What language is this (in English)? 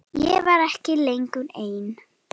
Icelandic